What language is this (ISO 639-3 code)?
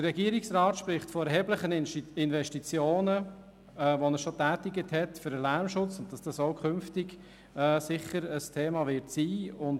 gsw